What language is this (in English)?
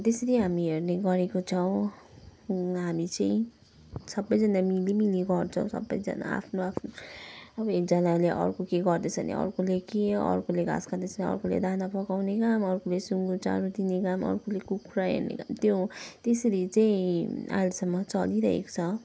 Nepali